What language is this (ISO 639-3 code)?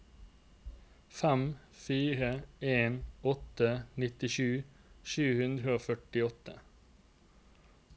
nor